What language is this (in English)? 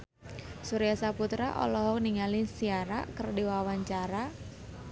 Sundanese